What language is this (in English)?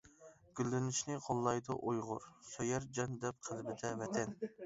Uyghur